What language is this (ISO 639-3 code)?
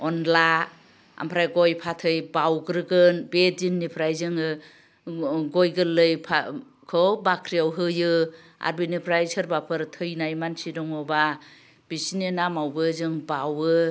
brx